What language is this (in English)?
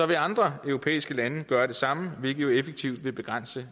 Danish